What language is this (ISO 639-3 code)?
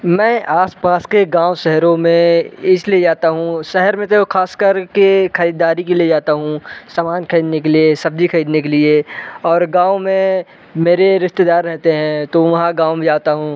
hin